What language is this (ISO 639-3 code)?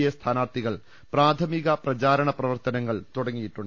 mal